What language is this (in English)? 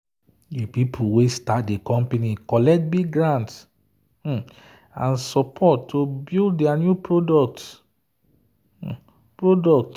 Nigerian Pidgin